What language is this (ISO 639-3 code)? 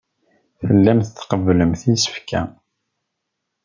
kab